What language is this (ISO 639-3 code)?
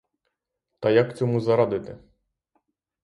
ukr